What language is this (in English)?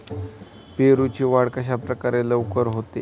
Marathi